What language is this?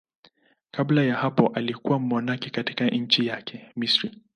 Swahili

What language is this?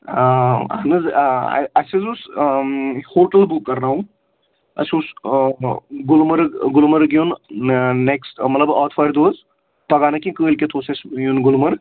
Kashmiri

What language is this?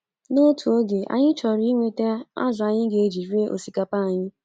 Igbo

